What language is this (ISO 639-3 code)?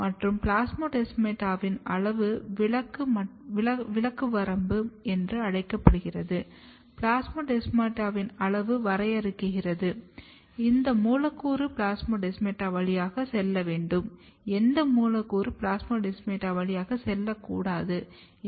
tam